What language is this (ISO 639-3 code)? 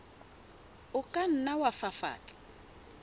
sot